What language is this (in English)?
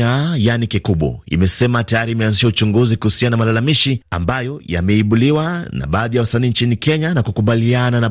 Swahili